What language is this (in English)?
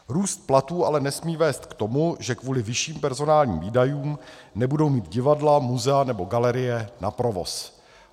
Czech